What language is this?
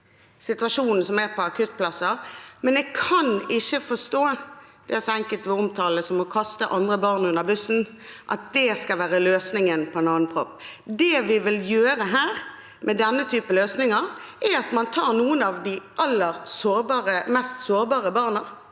Norwegian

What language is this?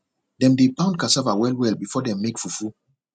Nigerian Pidgin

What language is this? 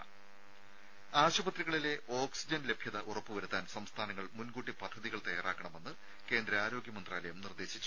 Malayalam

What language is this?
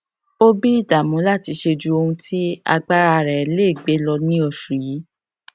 Yoruba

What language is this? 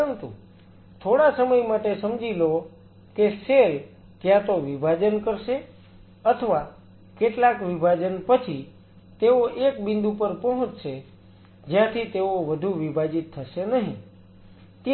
Gujarati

